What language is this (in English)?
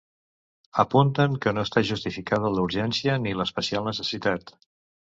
Catalan